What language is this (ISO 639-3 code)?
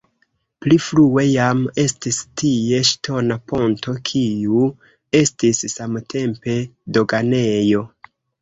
epo